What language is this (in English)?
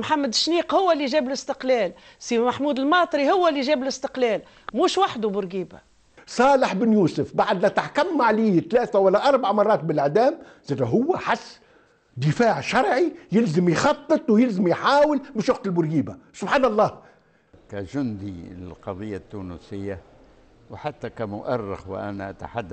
Arabic